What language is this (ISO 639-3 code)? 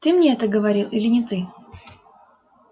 rus